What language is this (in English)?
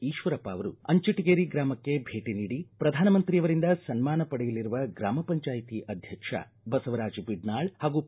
Kannada